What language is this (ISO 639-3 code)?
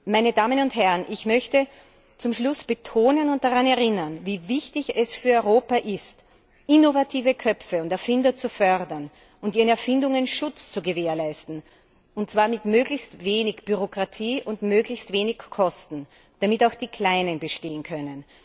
deu